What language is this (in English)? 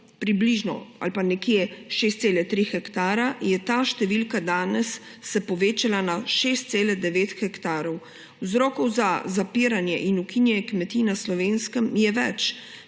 Slovenian